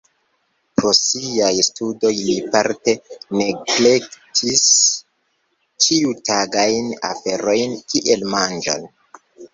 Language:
Esperanto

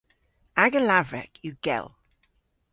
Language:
Cornish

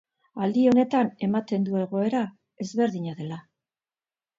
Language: Basque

